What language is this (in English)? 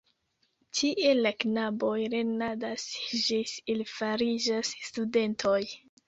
Esperanto